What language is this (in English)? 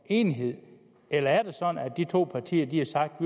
Danish